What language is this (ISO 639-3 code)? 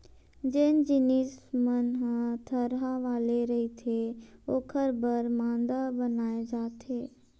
hne